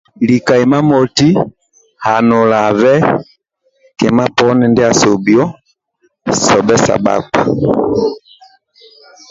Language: Amba (Uganda)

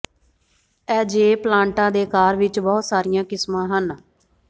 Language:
Punjabi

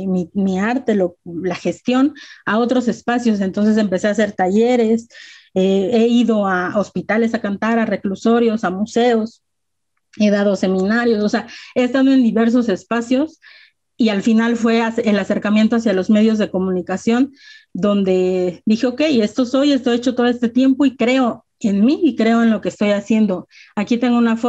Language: Spanish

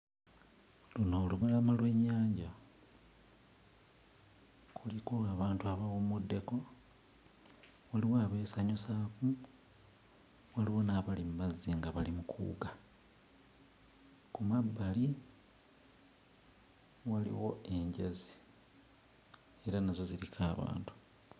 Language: Ganda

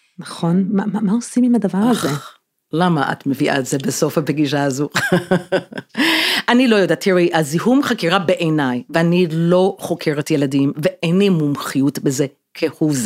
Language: Hebrew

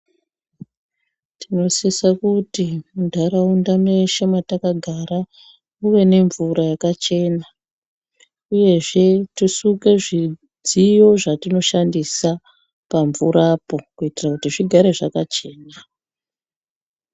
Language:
Ndau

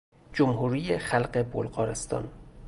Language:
Persian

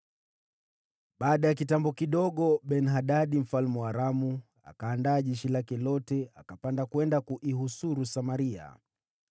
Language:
Swahili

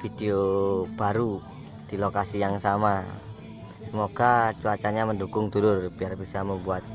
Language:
Indonesian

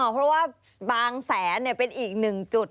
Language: Thai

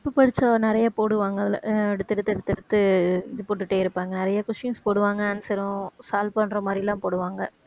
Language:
Tamil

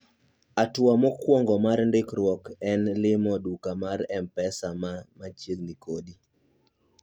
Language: Luo (Kenya and Tanzania)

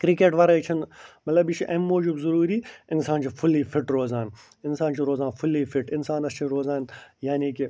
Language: Kashmiri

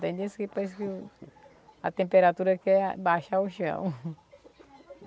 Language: Portuguese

